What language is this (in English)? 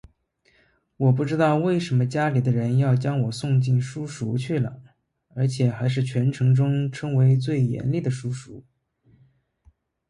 Chinese